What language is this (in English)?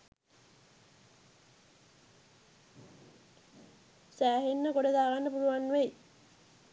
Sinhala